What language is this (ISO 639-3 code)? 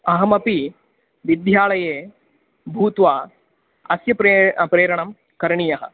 san